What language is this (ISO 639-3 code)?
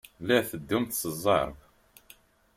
kab